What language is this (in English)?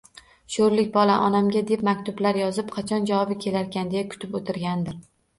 Uzbek